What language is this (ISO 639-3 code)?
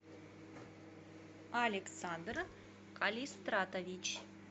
rus